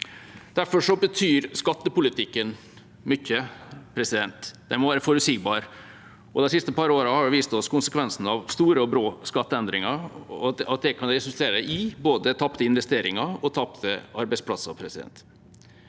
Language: Norwegian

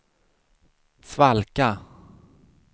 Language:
Swedish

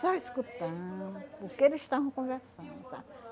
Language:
Portuguese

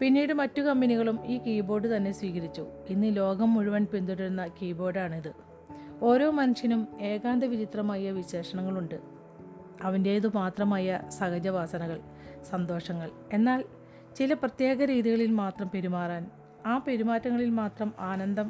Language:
Malayalam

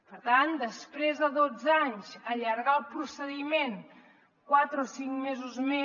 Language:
Catalan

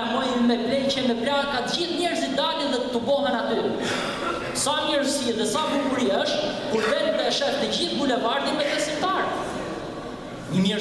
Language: Arabic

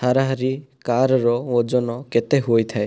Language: Odia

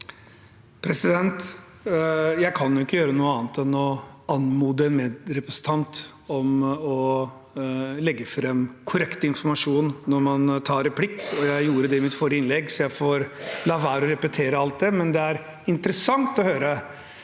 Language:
Norwegian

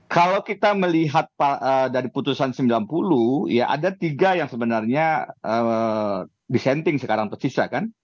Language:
Indonesian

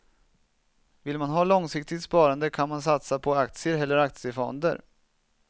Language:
Swedish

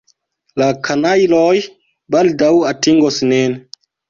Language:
Esperanto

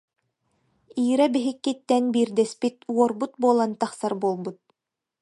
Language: Yakut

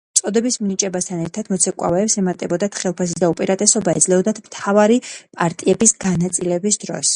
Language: Georgian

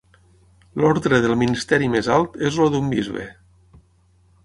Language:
Catalan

